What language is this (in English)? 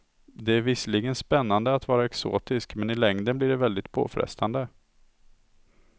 Swedish